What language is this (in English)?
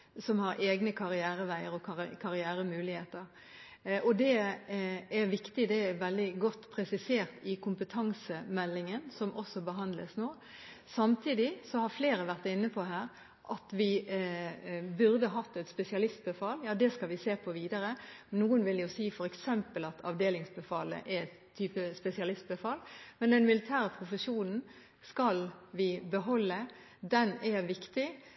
Norwegian Bokmål